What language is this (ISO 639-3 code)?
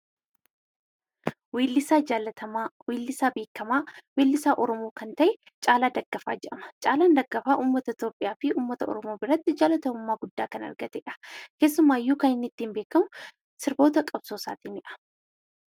orm